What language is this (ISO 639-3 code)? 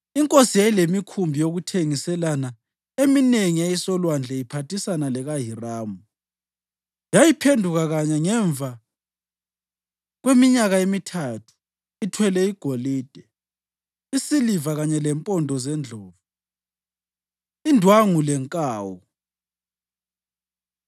nde